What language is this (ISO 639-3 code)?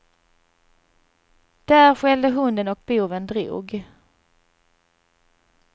swe